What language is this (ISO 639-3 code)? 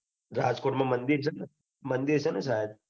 guj